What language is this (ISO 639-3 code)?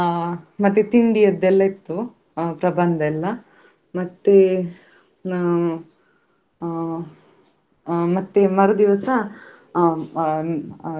kan